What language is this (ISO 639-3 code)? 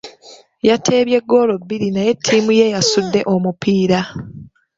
lug